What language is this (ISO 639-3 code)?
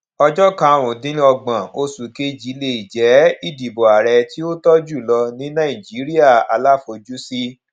yor